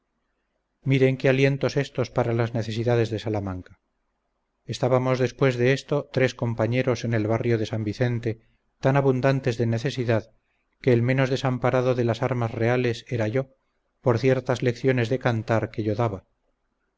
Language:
Spanish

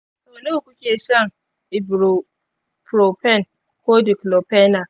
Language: Hausa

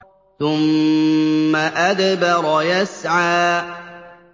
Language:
Arabic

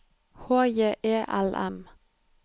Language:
Norwegian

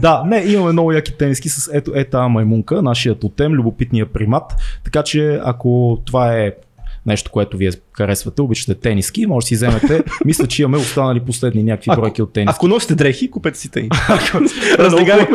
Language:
Bulgarian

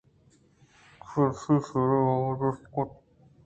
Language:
Eastern Balochi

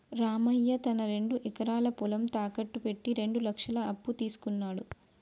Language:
Telugu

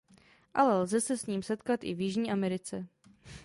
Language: Czech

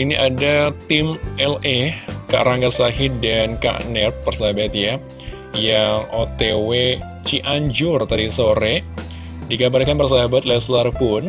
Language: Indonesian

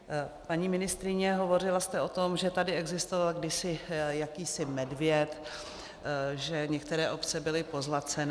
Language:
Czech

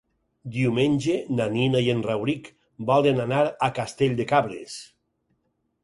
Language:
Catalan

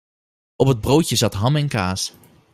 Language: Dutch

